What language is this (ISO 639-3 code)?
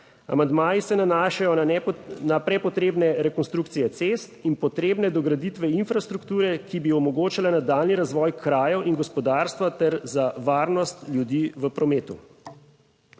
slv